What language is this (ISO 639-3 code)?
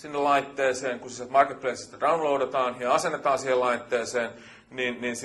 fin